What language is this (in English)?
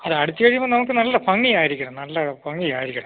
Malayalam